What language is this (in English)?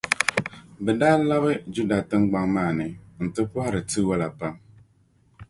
Dagbani